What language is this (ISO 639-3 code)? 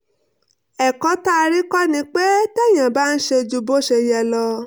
yor